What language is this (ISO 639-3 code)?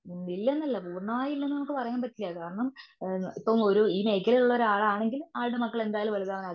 mal